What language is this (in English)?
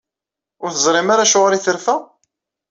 Kabyle